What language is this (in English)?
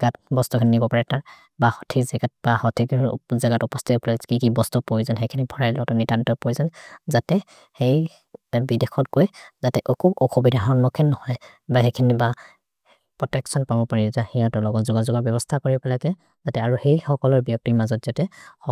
Maria (India)